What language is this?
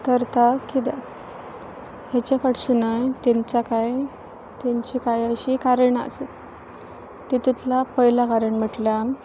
Konkani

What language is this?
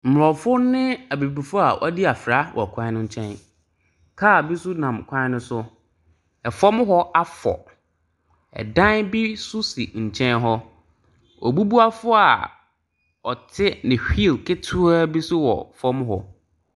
Akan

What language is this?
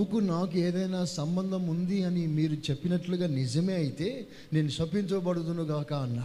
Telugu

